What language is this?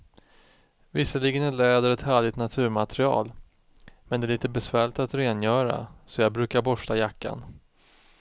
Swedish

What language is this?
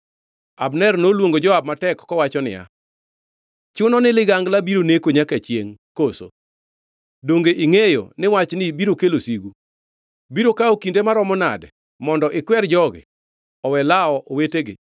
Luo (Kenya and Tanzania)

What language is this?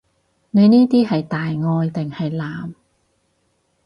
Cantonese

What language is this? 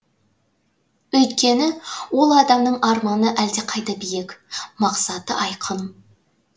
Kazakh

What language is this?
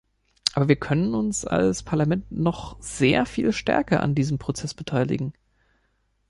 German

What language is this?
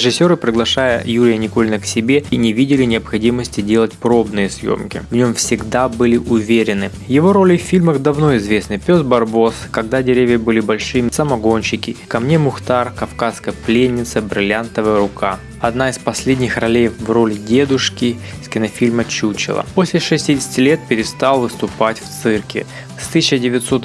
Russian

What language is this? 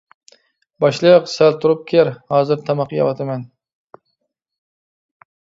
Uyghur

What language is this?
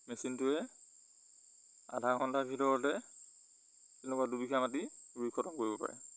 Assamese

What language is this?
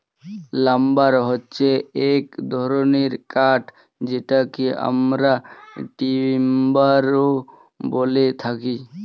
Bangla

